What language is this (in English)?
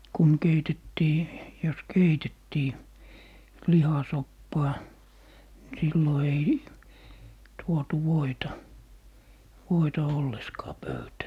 Finnish